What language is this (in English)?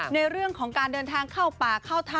Thai